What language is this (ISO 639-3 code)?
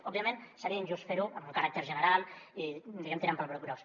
cat